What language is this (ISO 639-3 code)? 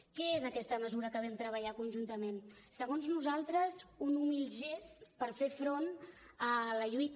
cat